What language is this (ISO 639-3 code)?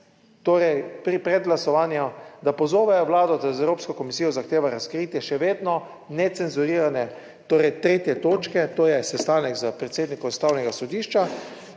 slv